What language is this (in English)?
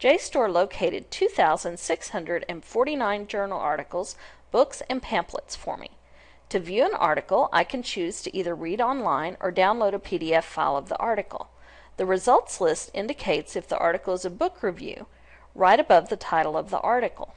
English